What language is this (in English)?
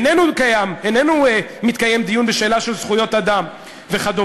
Hebrew